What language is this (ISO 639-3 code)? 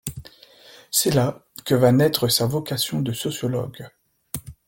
fra